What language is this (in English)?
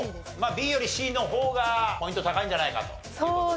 Japanese